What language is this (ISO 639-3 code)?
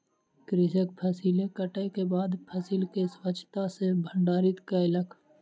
mai